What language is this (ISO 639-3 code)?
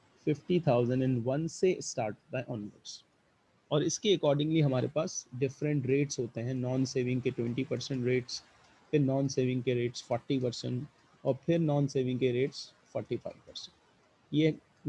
hin